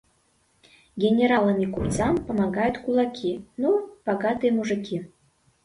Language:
Mari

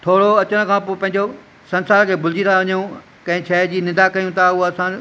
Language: Sindhi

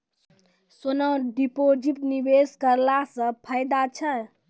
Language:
Maithili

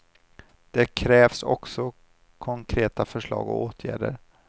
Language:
Swedish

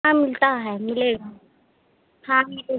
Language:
Hindi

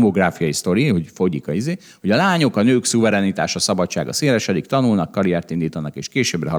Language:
Hungarian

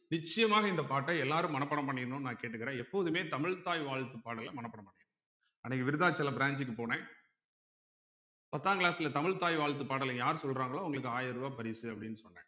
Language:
Tamil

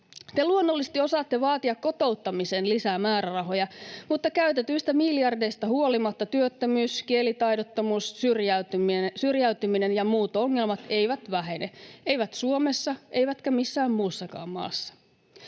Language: Finnish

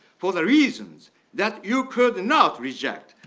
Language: English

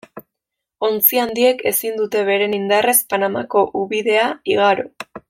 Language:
Basque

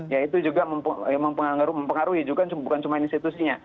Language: Indonesian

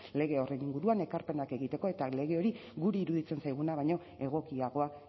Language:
Basque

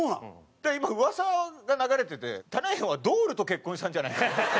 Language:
Japanese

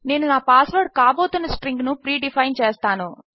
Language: Telugu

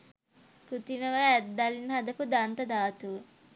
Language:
Sinhala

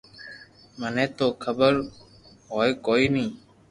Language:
Loarki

